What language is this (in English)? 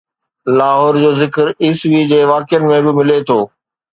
Sindhi